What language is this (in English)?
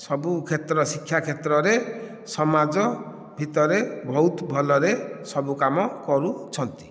Odia